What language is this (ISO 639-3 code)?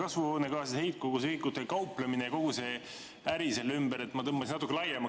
est